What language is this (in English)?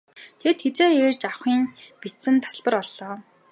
Mongolian